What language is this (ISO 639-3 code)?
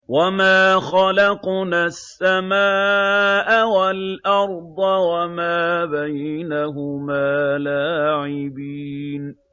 ara